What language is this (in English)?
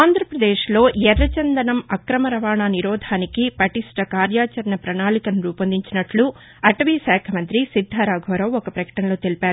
Telugu